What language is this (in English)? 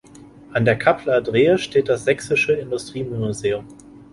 German